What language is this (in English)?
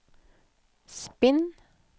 Norwegian